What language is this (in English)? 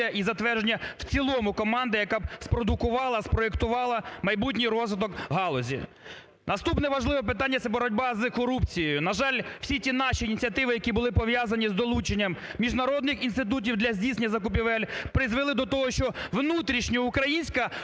Ukrainian